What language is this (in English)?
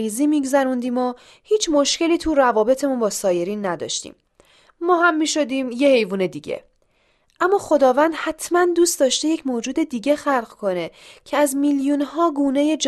Persian